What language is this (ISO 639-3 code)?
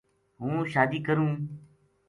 gju